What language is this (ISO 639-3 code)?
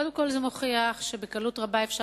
heb